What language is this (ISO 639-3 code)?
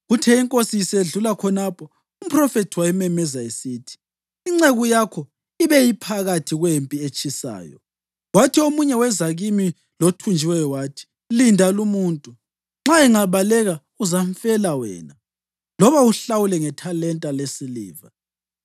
nde